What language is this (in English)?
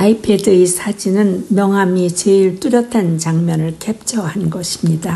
Korean